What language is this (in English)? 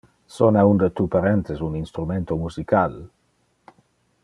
Interlingua